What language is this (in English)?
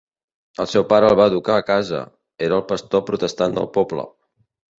Catalan